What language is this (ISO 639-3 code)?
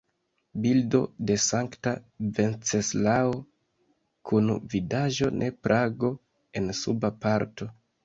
epo